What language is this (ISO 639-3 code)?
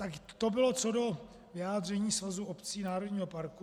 ces